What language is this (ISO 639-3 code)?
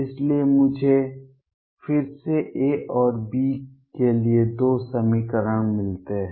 hin